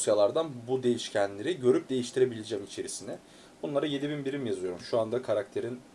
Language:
Turkish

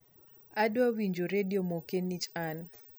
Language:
Luo (Kenya and Tanzania)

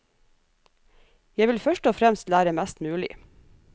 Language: Norwegian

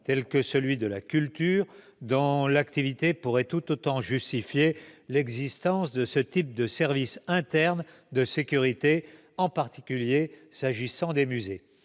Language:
French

